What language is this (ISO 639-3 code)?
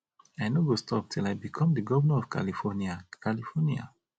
pcm